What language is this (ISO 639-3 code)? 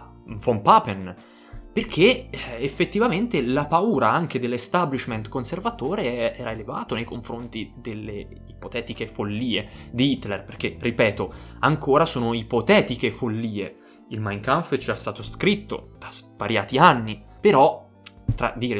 ita